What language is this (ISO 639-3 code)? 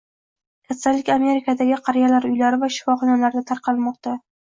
uzb